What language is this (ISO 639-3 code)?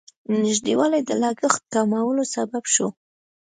pus